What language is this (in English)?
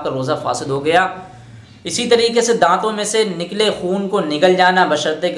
Hindi